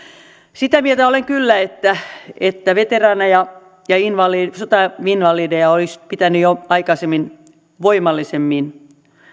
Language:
Finnish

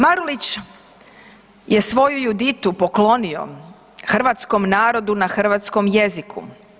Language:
Croatian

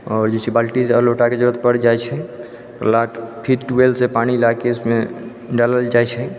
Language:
Maithili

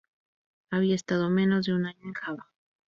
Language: Spanish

